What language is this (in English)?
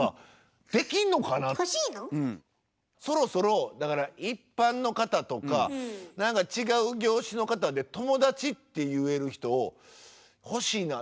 Japanese